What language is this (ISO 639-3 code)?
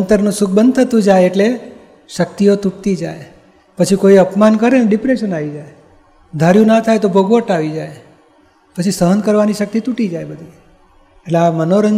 guj